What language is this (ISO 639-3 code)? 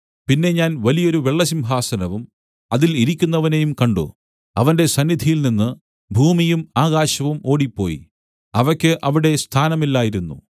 mal